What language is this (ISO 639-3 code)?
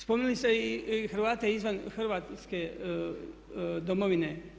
hrv